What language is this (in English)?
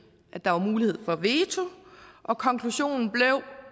Danish